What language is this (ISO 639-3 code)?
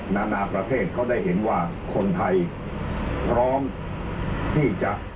tha